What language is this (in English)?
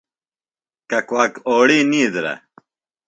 Phalura